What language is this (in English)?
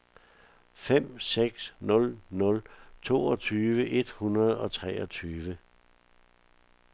Danish